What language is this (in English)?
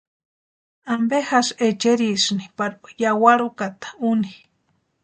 Western Highland Purepecha